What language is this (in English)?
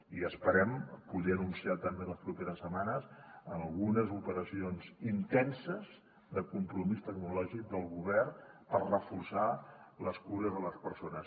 Catalan